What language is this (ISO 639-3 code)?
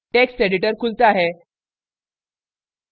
hin